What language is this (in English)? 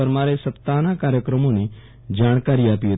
Gujarati